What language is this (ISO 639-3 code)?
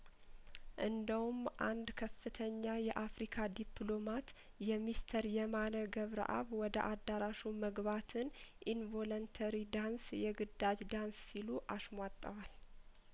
amh